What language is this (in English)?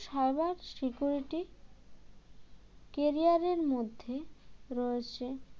Bangla